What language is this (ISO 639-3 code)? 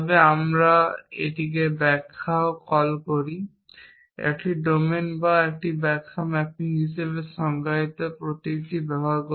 ben